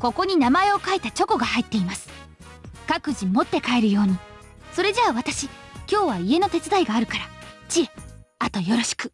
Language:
Japanese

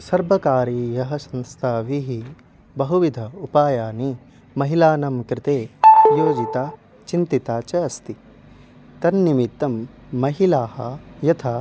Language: Sanskrit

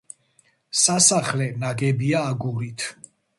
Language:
Georgian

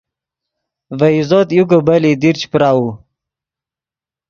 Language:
Yidgha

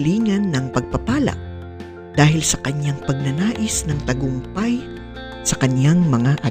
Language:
Filipino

